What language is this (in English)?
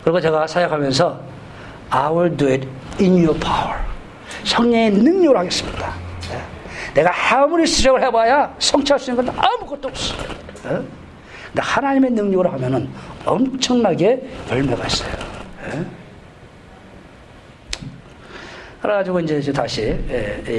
Korean